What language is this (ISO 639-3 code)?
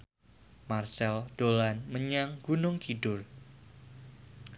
jav